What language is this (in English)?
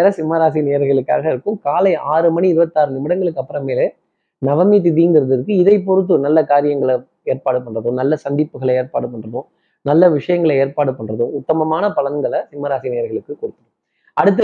Tamil